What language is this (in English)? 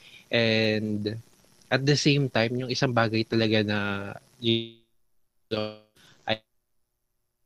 Filipino